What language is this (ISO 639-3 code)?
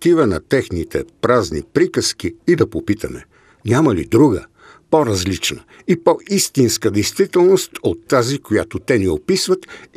bul